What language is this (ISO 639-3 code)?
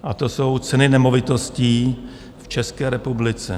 ces